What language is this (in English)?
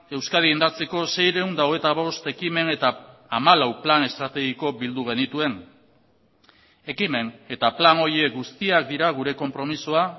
Basque